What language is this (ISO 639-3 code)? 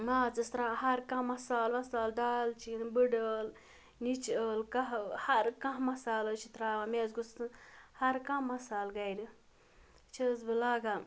kas